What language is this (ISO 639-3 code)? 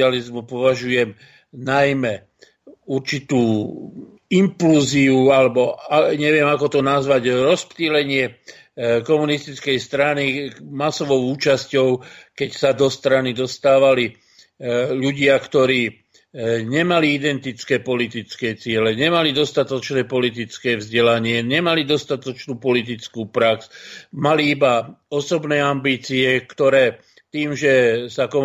slk